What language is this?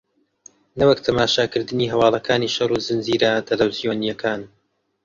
Central Kurdish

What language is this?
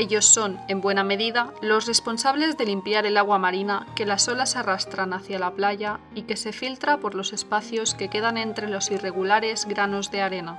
Spanish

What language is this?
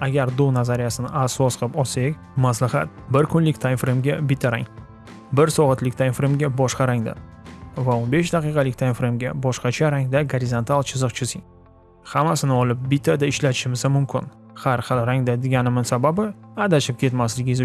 Uzbek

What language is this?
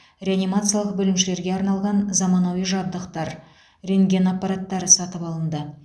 Kazakh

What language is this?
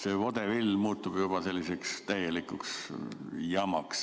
Estonian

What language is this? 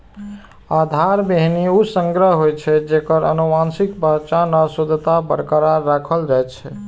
Maithili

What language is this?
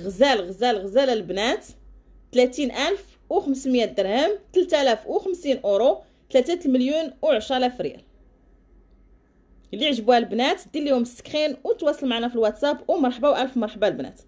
Arabic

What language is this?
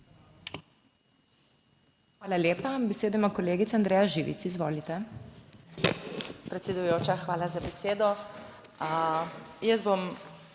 Slovenian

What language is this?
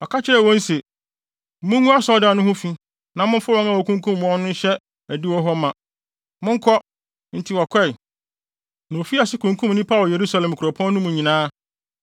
Akan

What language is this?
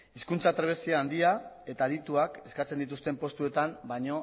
Basque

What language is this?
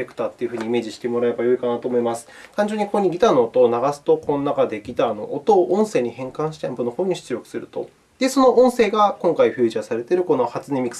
Japanese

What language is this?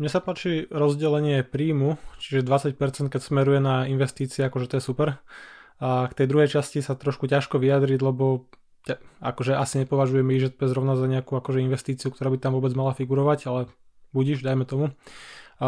Slovak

